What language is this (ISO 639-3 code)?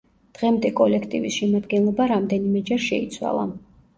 kat